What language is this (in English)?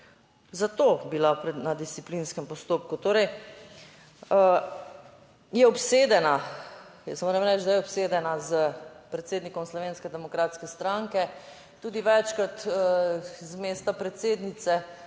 Slovenian